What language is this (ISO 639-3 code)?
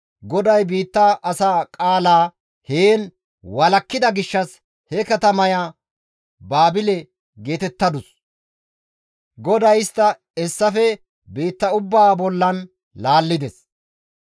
gmv